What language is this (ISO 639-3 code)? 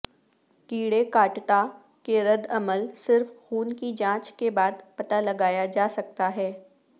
urd